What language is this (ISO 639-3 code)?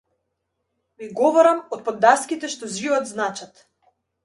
mkd